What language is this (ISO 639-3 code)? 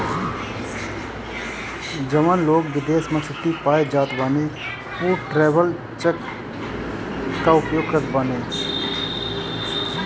bho